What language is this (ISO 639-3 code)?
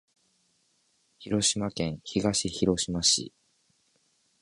jpn